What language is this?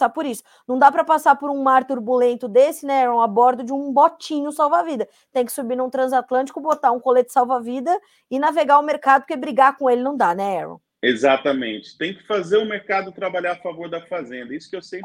Portuguese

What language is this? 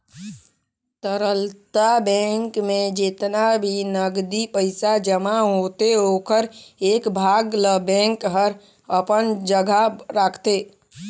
Chhattisgarhi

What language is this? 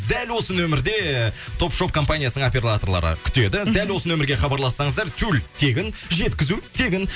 Kazakh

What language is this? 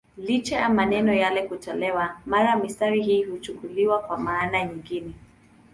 Swahili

